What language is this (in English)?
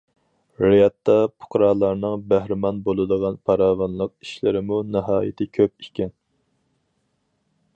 Uyghur